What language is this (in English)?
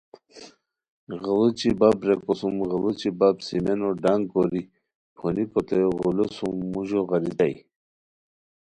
Khowar